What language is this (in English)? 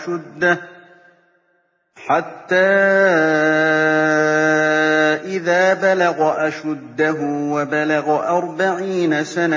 Arabic